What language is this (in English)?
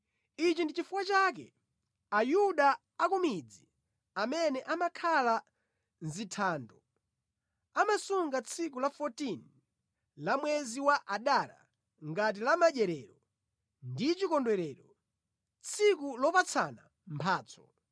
Nyanja